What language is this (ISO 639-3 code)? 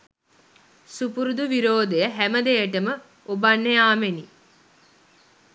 sin